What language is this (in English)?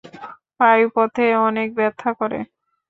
Bangla